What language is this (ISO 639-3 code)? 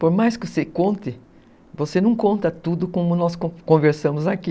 por